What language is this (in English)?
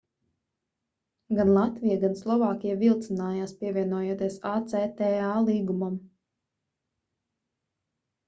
Latvian